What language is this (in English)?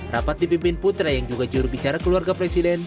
Indonesian